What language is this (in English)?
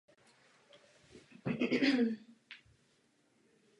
Czech